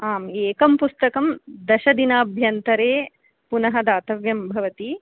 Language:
Sanskrit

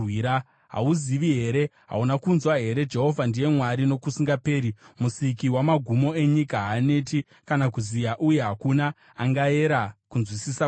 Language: Shona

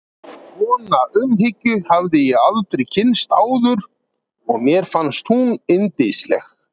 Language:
Icelandic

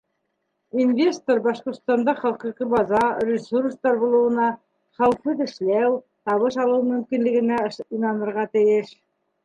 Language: Bashkir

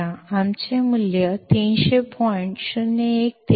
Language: Marathi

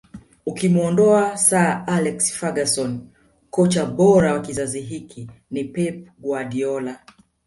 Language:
Swahili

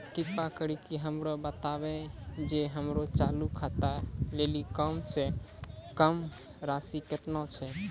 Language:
Maithili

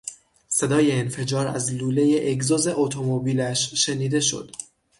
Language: Persian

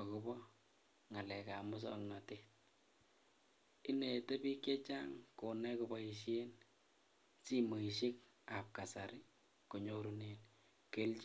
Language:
Kalenjin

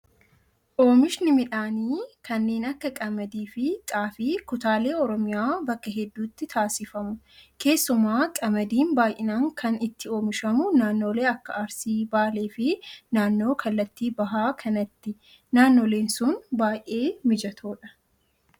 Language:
Oromo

